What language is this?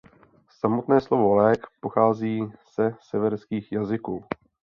Czech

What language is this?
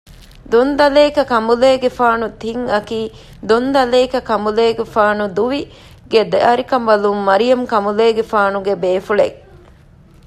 Divehi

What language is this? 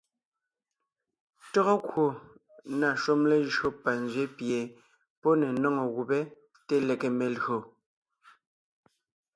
Ngiemboon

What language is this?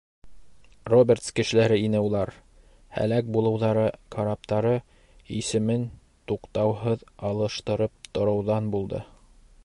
Bashkir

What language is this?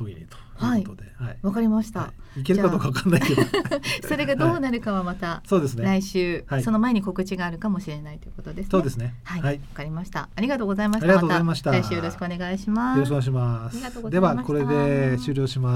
Japanese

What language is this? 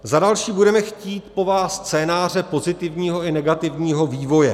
Czech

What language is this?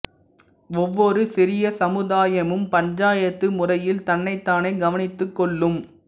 Tamil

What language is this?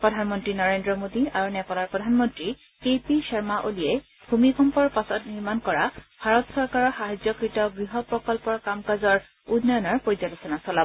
Assamese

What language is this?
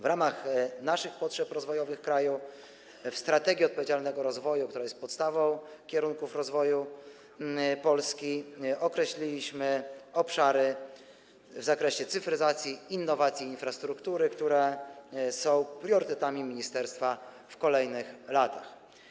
Polish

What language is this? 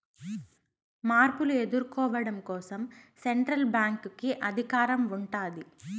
Telugu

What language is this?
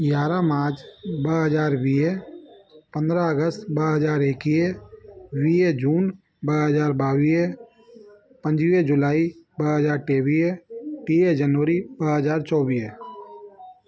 Sindhi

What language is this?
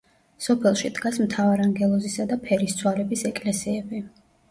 Georgian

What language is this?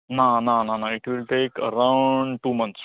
Konkani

